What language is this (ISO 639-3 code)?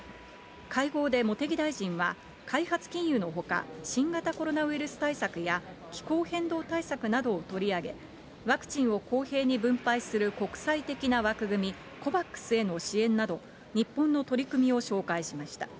jpn